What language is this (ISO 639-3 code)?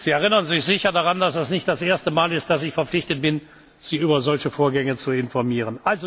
deu